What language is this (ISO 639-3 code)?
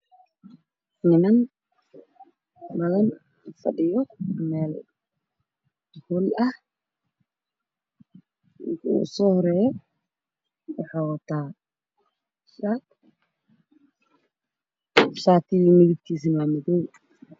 som